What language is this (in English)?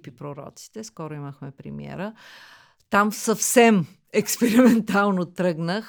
Bulgarian